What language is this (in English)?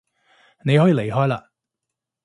Cantonese